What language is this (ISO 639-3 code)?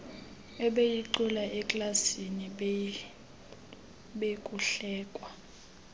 xho